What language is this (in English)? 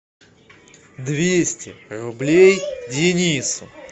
Russian